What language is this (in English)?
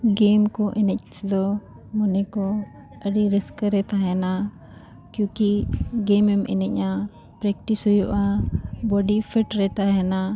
Santali